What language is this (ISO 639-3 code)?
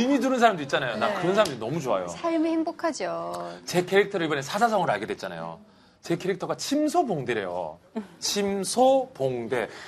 kor